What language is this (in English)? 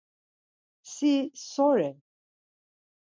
Laz